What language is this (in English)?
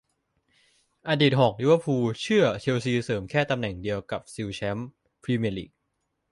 Thai